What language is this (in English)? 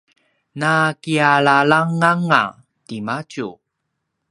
Paiwan